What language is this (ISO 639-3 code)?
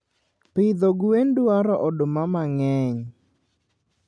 luo